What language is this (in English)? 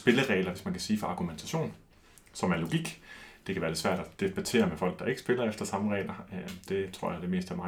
Danish